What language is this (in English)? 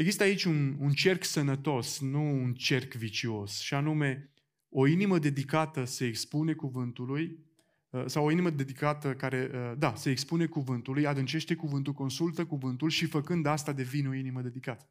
Romanian